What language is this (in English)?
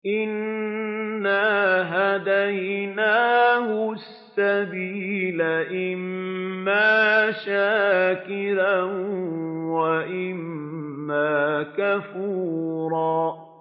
Arabic